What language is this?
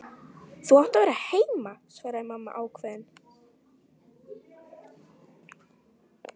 Icelandic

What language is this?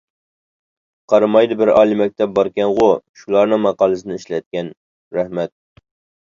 Uyghur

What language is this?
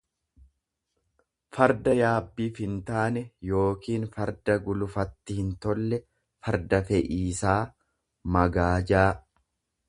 Oromo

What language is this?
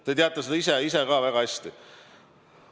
Estonian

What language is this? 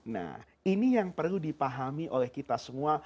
Indonesian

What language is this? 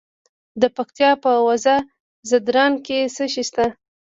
Pashto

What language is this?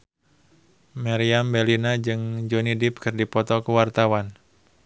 Sundanese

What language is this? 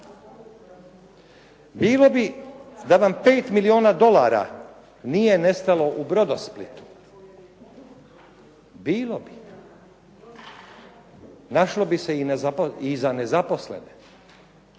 Croatian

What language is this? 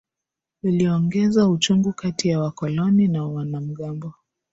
Swahili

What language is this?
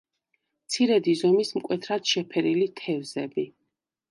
Georgian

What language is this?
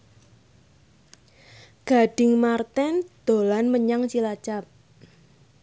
Javanese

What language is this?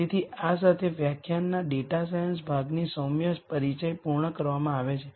Gujarati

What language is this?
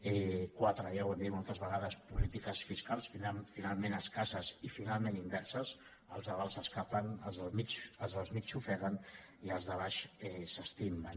Catalan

